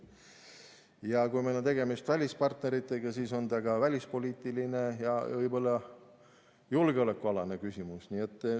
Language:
Estonian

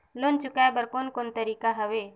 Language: Chhattisgarhi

